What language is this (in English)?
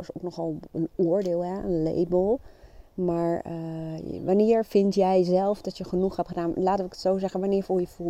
Dutch